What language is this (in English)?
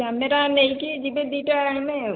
Odia